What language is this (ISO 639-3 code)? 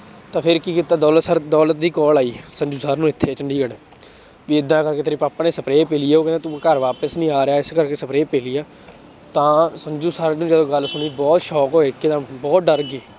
pan